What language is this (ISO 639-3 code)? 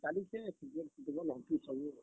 ori